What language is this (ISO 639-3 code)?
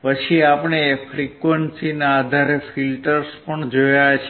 guj